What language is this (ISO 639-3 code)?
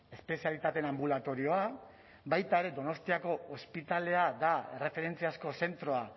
eus